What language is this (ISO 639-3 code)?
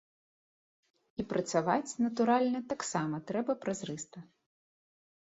bel